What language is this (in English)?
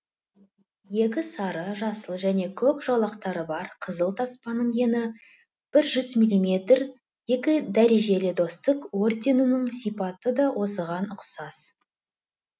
Kazakh